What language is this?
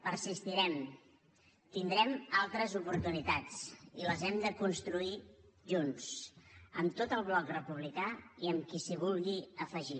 Catalan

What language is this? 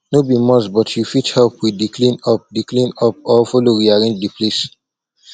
Nigerian Pidgin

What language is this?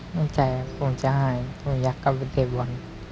Thai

